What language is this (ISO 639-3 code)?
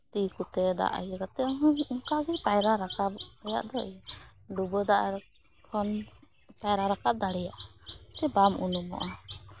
sat